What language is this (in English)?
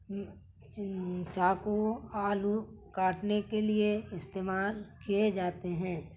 Urdu